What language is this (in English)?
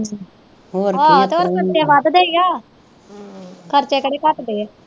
Punjabi